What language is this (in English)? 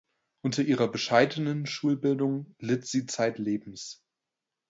German